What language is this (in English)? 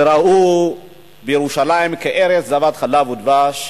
Hebrew